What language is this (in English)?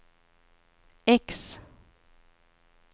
Swedish